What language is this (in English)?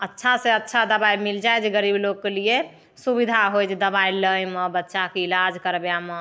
Maithili